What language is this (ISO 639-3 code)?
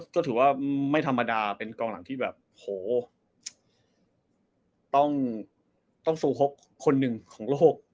tha